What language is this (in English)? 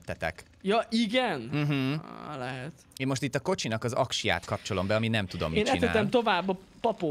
Hungarian